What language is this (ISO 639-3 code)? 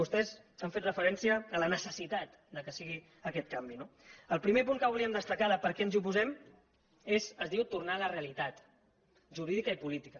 cat